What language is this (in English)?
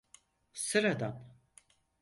Turkish